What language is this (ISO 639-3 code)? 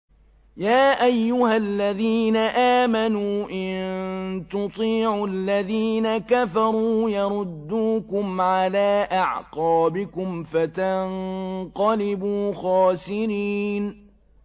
ara